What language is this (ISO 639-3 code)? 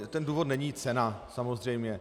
ces